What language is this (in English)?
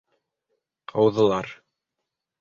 Bashkir